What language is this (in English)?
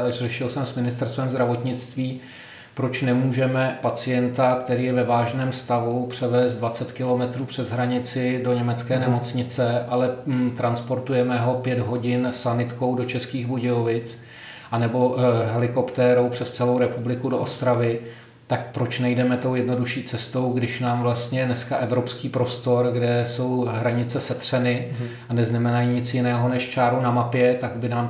Czech